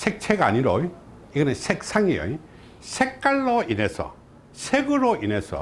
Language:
Korean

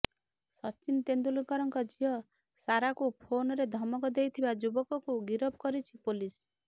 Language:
Odia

